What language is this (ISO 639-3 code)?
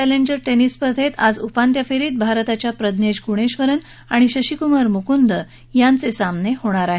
mar